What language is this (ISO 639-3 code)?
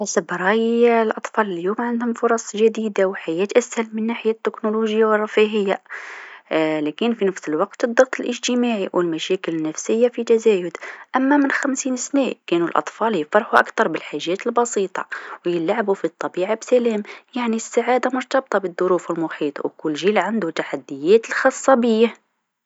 aeb